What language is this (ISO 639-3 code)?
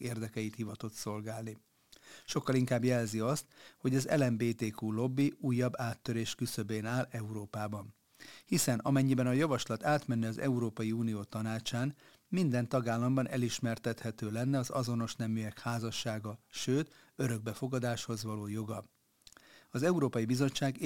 hun